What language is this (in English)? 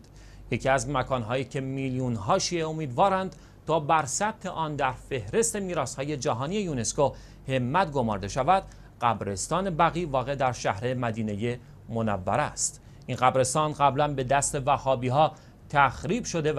Persian